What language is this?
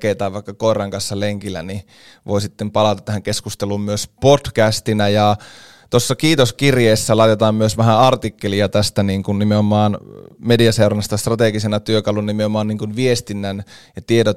Finnish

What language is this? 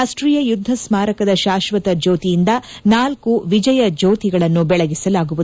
Kannada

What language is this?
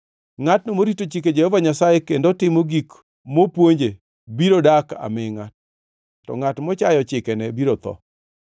Luo (Kenya and Tanzania)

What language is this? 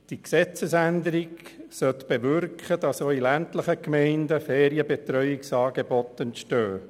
Swiss German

